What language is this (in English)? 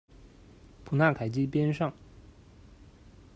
Chinese